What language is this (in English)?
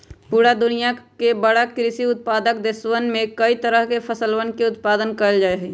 Magahi